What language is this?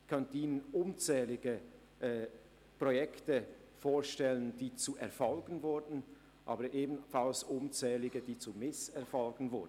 Swiss German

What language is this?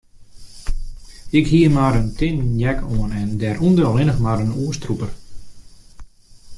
Western Frisian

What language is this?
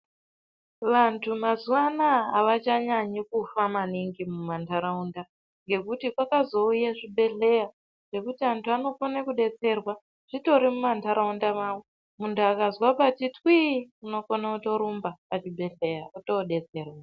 Ndau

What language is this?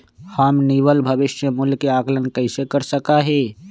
Magahi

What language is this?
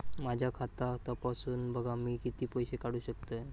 Marathi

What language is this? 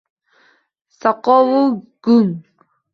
Uzbek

